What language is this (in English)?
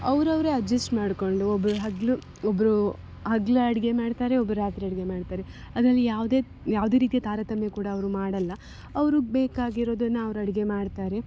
Kannada